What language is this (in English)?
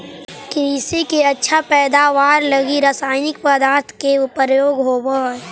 Magahi